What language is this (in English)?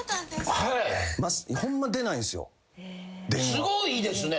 Japanese